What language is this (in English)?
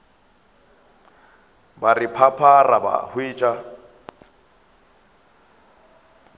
Northern Sotho